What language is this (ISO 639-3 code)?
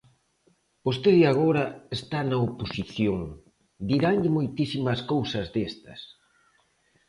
glg